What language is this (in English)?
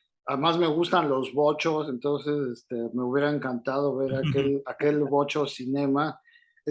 Spanish